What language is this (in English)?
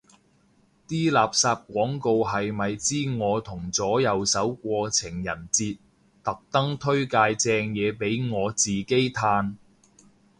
Cantonese